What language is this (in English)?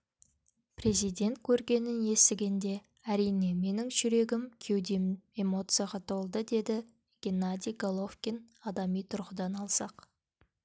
Kazakh